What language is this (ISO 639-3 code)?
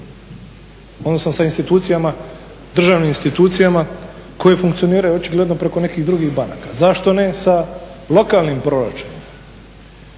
hrv